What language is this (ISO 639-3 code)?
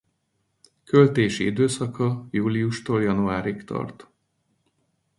hun